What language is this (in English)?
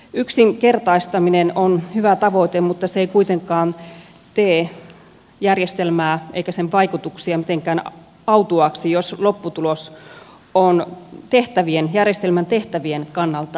Finnish